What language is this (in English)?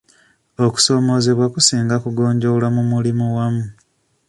Ganda